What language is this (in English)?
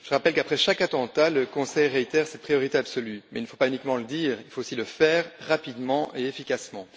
French